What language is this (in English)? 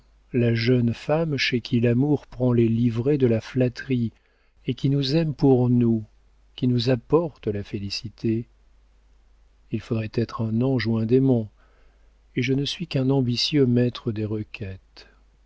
French